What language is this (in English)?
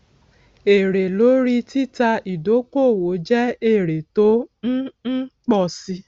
Yoruba